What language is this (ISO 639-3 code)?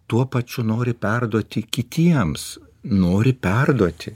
lit